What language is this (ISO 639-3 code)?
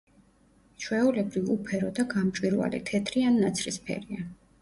kat